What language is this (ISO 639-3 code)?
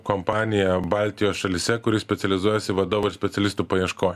lit